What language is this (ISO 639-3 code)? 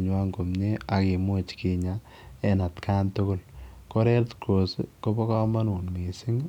kln